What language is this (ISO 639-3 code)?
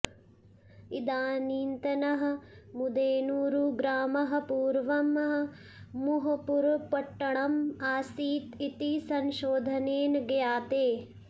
san